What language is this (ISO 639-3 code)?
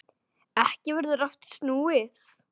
isl